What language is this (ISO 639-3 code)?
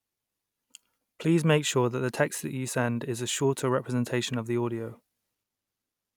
eng